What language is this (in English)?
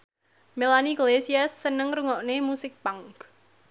Javanese